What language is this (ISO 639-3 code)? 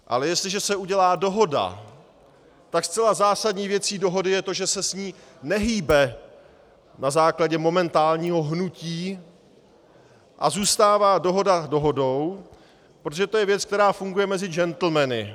ces